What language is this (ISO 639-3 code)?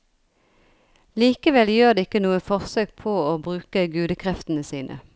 nor